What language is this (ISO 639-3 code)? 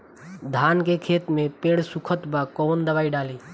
bho